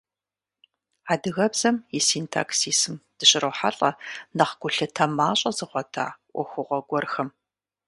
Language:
Kabardian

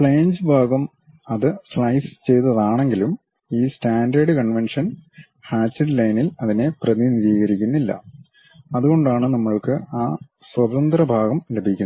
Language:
Malayalam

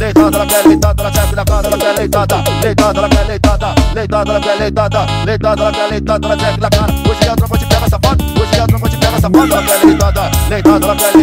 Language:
Portuguese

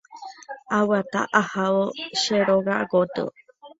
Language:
Guarani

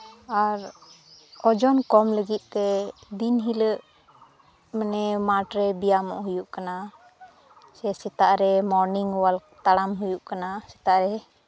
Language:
Santali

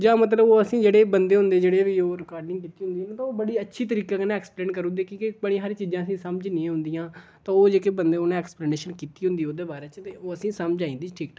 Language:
Dogri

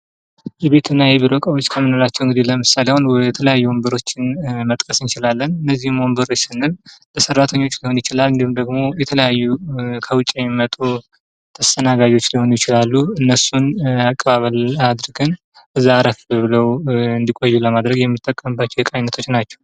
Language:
Amharic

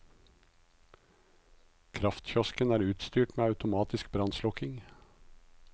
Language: Norwegian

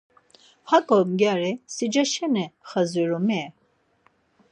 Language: Laz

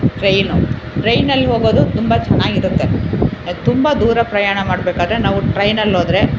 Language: Kannada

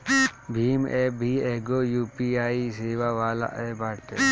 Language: Bhojpuri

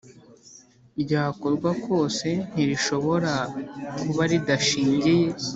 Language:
Kinyarwanda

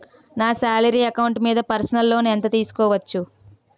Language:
Telugu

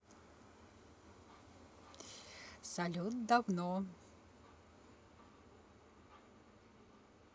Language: Russian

